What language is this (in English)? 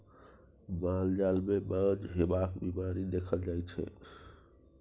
Maithili